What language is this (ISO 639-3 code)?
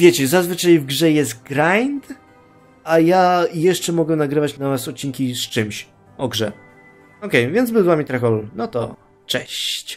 pol